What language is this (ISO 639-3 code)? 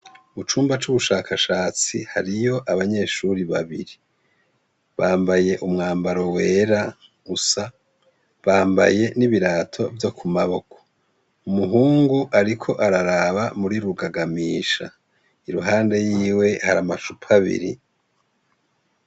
run